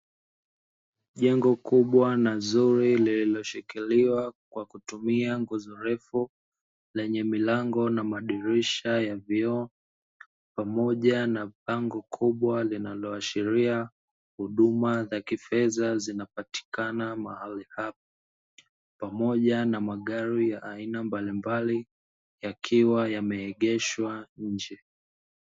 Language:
Swahili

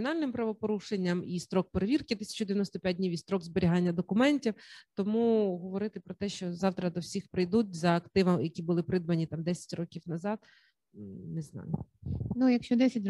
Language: Ukrainian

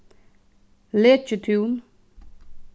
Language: Faroese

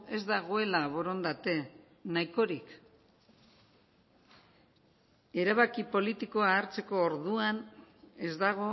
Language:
Basque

